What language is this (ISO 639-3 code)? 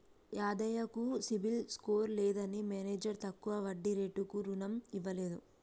tel